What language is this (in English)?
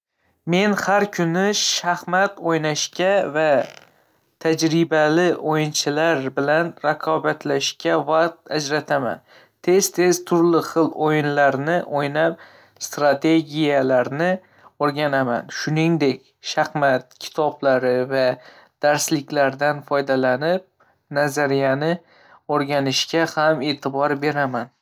Uzbek